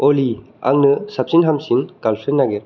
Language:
Bodo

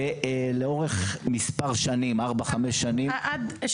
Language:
Hebrew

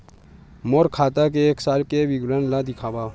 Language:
Chhattisgarhi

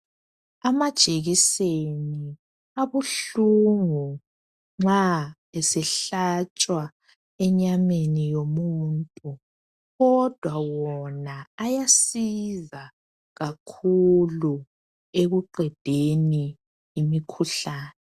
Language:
North Ndebele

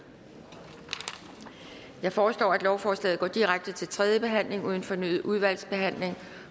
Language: Danish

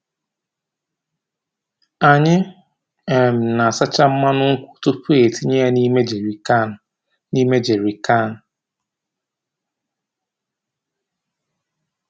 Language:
Igbo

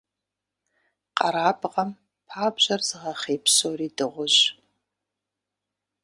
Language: Kabardian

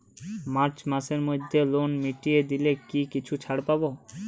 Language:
Bangla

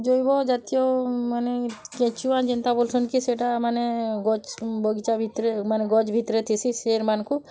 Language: Odia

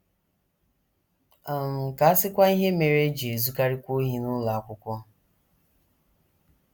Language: Igbo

